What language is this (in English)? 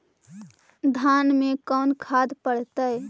Magahi